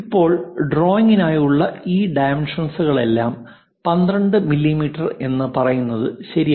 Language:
Malayalam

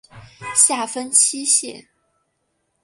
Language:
Chinese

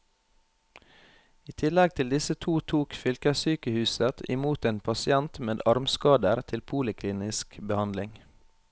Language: Norwegian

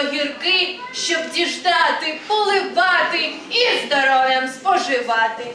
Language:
Ukrainian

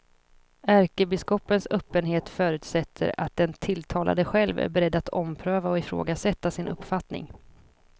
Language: Swedish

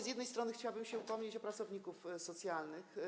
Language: Polish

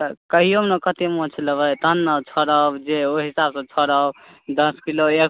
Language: Maithili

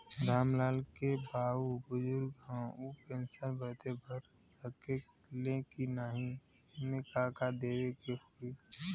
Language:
Bhojpuri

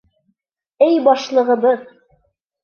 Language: Bashkir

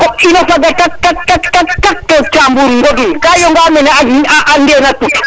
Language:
Serer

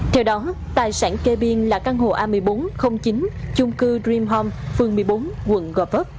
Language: Vietnamese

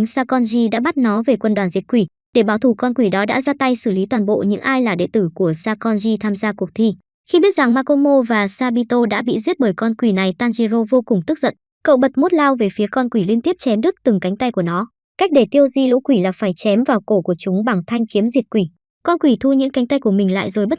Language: Vietnamese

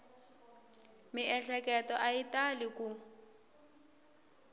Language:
Tsonga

